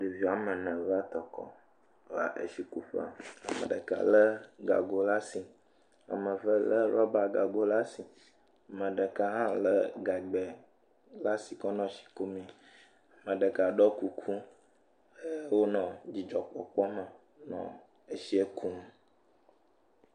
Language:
Ewe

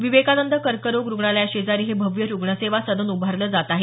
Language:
Marathi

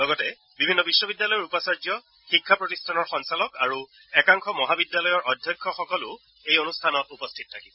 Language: Assamese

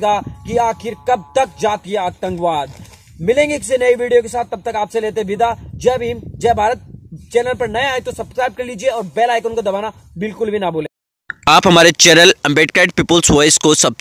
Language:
Hindi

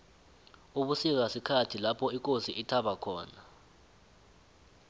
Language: South Ndebele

